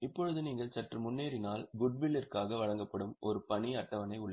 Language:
Tamil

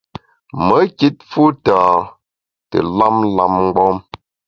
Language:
Bamun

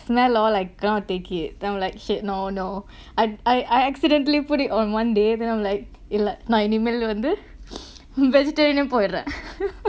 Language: English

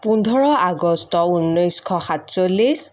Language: Assamese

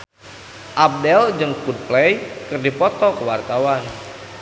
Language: Sundanese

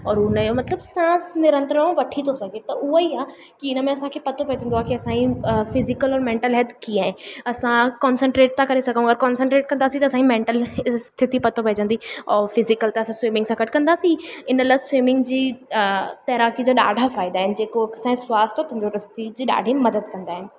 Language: Sindhi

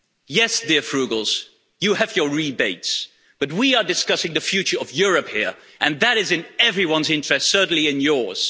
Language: English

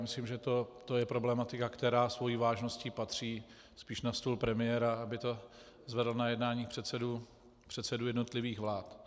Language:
Czech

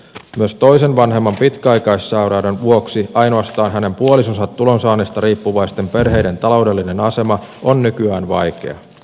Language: Finnish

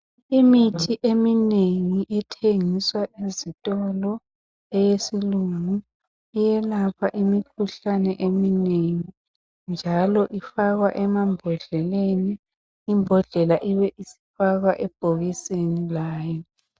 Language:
North Ndebele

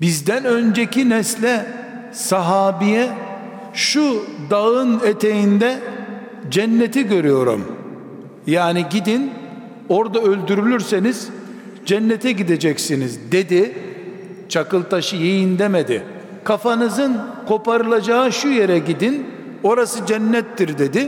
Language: Turkish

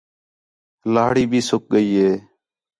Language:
Khetrani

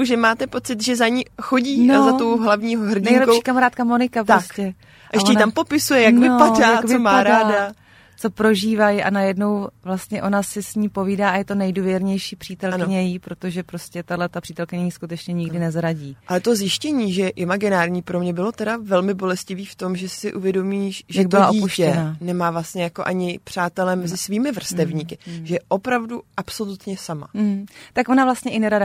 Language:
Czech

